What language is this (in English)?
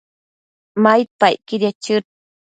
Matsés